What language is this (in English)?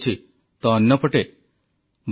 Odia